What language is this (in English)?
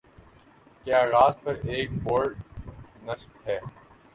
Urdu